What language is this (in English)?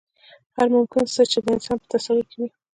Pashto